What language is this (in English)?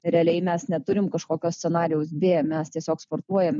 Lithuanian